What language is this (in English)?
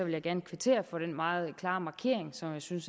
Danish